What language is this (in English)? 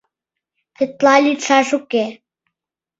Mari